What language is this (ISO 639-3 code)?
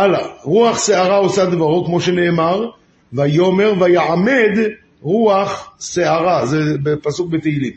heb